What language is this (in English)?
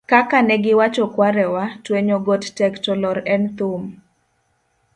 Luo (Kenya and Tanzania)